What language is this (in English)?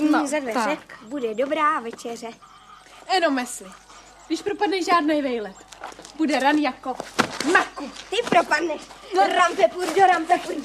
Czech